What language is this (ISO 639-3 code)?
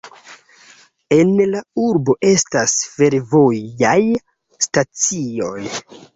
epo